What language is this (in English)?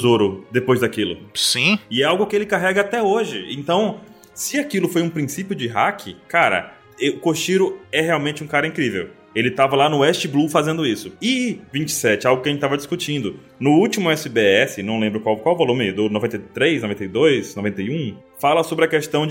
Portuguese